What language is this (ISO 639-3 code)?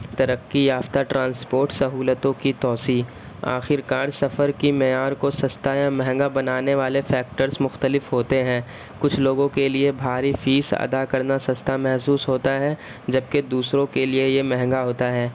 urd